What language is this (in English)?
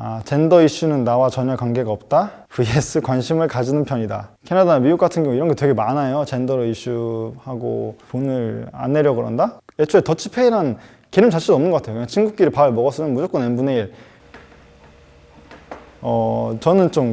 Korean